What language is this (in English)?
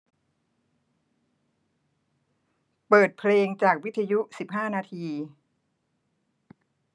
Thai